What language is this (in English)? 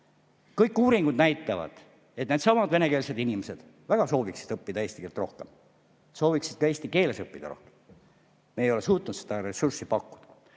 Estonian